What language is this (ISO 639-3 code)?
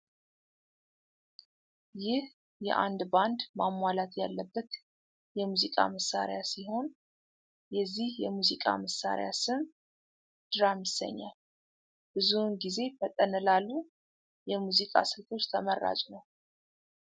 amh